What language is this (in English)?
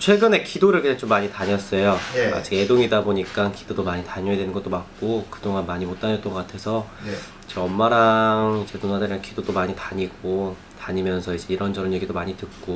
Korean